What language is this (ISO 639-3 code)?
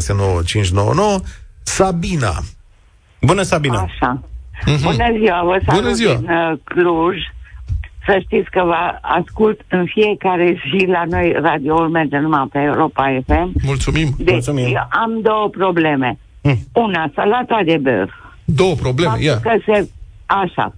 ron